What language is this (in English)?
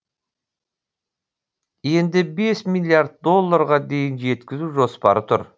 Kazakh